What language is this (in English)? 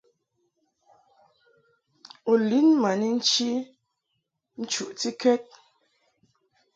Mungaka